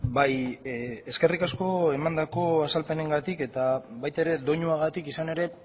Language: Basque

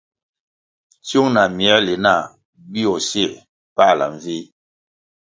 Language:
Kwasio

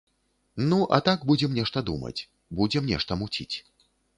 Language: Belarusian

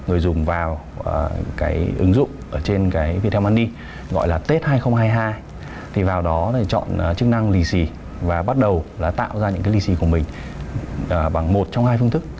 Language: Vietnamese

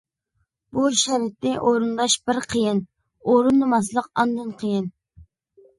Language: Uyghur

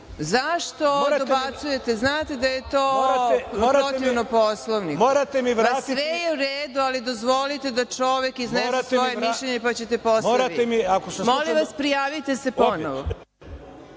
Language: Serbian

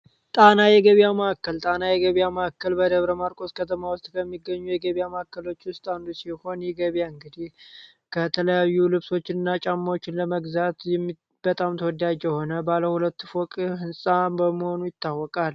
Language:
Amharic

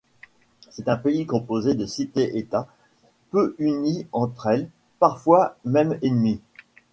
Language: French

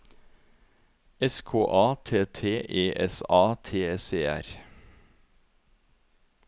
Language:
Norwegian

